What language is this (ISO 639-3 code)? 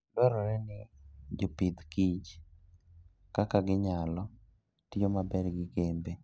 luo